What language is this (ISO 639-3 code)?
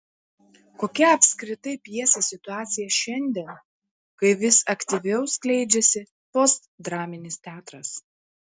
lit